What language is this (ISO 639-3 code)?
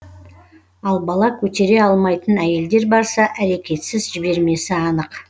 kaz